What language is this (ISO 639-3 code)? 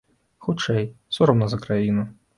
bel